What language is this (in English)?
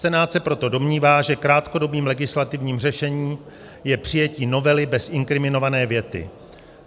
Czech